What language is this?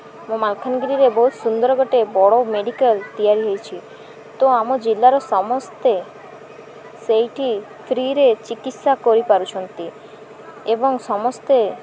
Odia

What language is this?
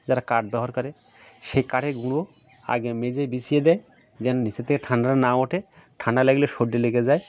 Bangla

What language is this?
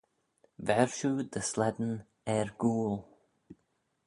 Manx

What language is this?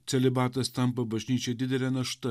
Lithuanian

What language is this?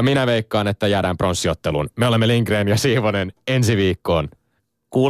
Finnish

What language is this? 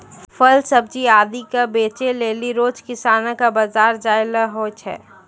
Maithili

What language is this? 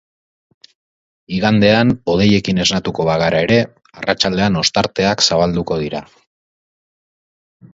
Basque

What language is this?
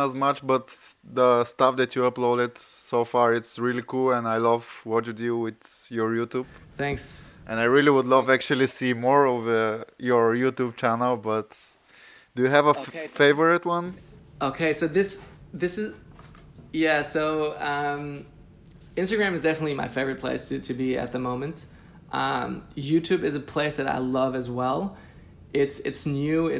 English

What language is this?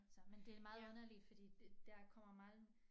Danish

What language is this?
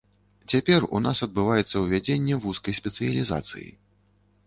Belarusian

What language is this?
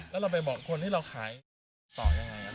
Thai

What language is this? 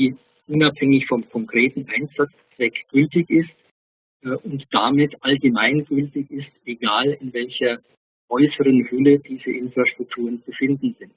German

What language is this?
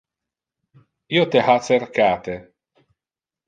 Interlingua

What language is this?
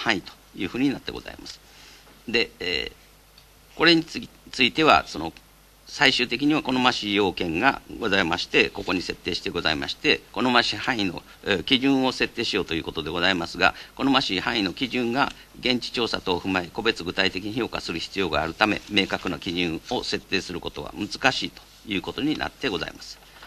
Japanese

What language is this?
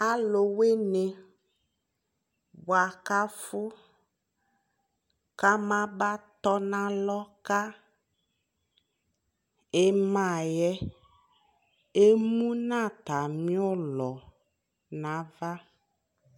Ikposo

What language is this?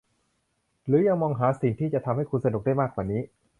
Thai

